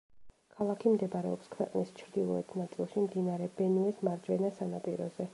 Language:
Georgian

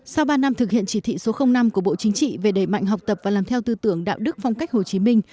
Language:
Vietnamese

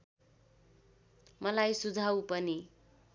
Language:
Nepali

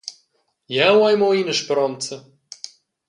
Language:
Romansh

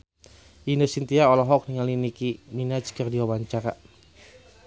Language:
Sundanese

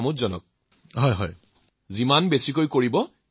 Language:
Assamese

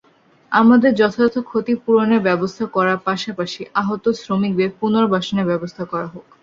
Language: Bangla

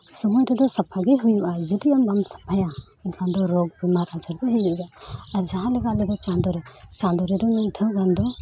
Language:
Santali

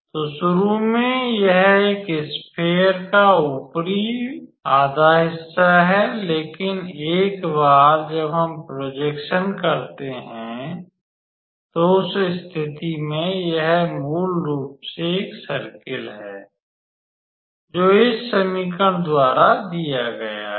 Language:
Hindi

